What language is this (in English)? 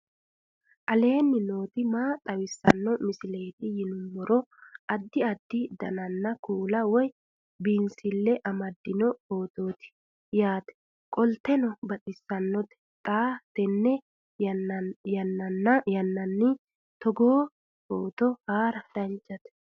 Sidamo